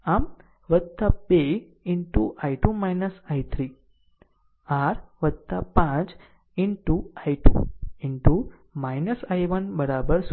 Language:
Gujarati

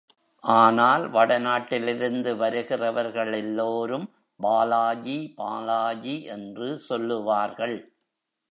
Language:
Tamil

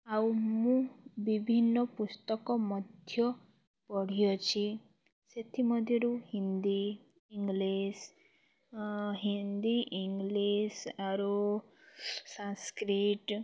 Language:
Odia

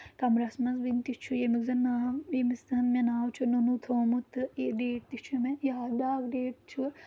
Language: Kashmiri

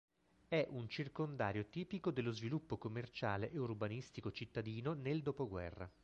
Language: Italian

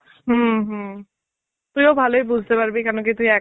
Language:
Bangla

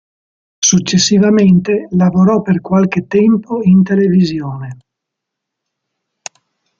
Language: Italian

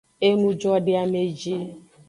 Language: Aja (Benin)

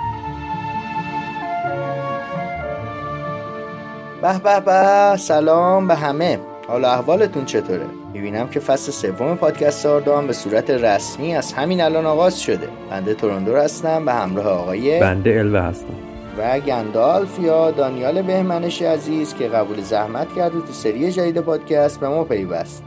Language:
Persian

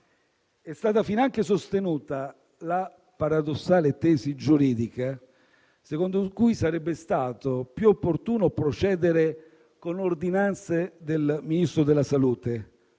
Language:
Italian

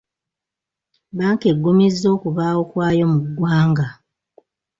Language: Ganda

